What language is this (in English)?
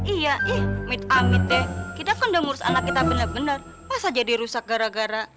Indonesian